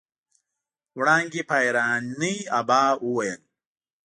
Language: Pashto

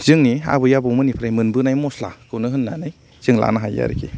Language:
Bodo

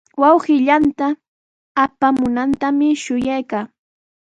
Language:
Sihuas Ancash Quechua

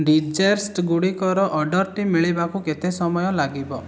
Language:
Odia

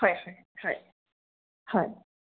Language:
Assamese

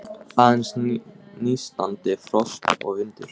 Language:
Icelandic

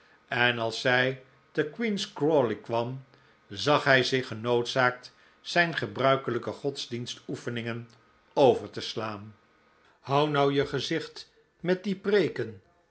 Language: Dutch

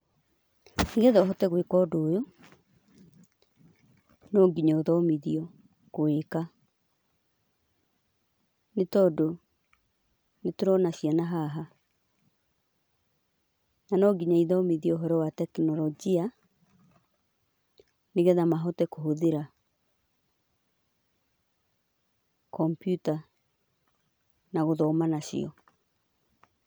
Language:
Kikuyu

